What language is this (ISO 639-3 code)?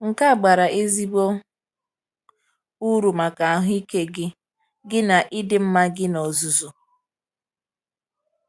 ibo